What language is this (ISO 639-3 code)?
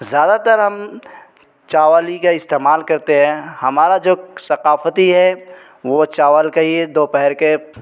urd